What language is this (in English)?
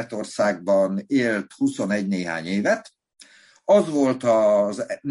Hungarian